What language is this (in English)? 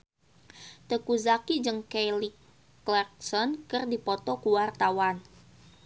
Sundanese